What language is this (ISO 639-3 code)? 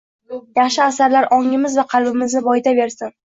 uzb